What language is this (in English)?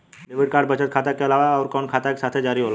Bhojpuri